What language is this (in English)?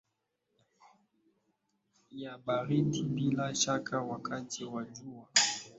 Swahili